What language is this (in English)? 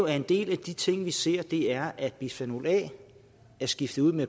Danish